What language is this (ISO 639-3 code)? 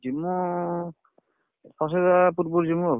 ori